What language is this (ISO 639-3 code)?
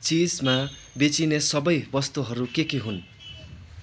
nep